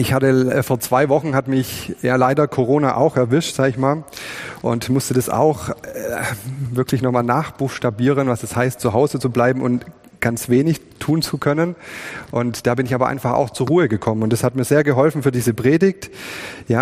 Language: German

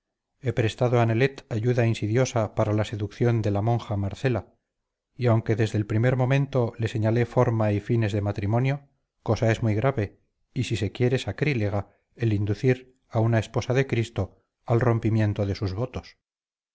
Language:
Spanish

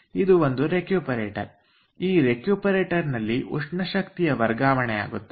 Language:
Kannada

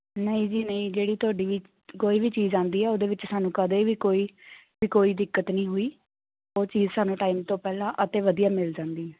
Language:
Punjabi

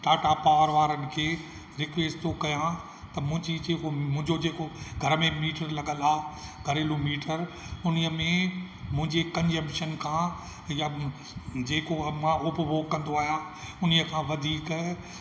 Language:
Sindhi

